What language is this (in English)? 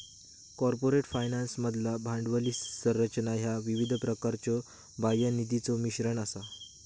Marathi